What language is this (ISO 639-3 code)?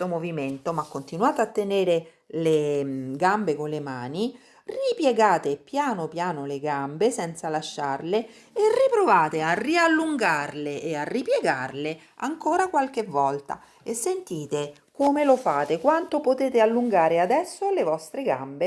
ita